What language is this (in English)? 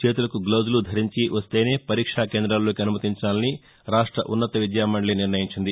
Telugu